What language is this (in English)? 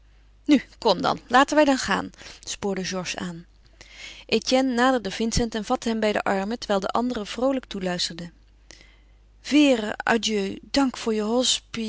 Dutch